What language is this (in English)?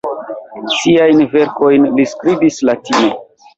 Esperanto